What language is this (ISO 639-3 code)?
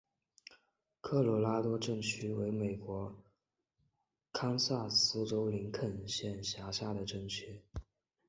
zho